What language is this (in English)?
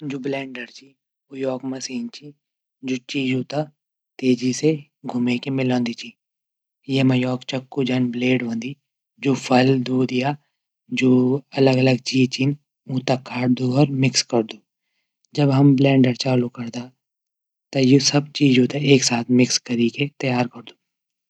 Garhwali